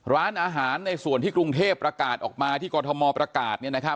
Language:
Thai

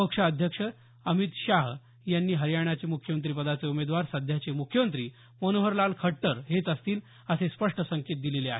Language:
Marathi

